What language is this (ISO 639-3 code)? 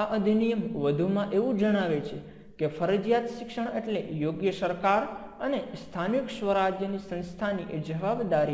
guj